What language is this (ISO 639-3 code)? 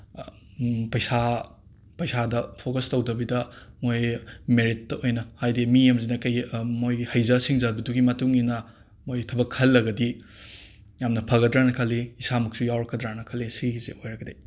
mni